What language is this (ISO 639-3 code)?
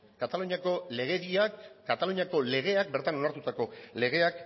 eus